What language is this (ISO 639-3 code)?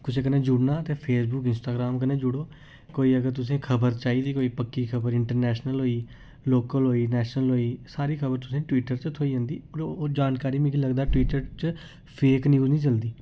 doi